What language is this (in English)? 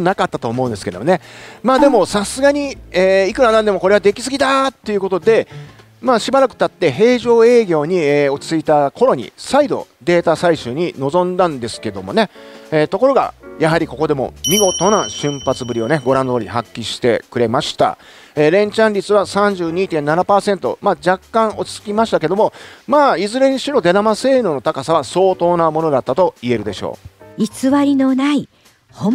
Japanese